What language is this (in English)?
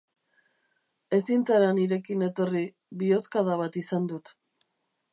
Basque